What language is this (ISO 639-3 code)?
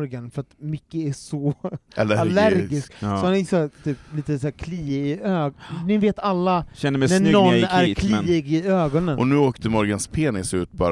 swe